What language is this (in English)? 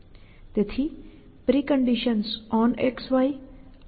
Gujarati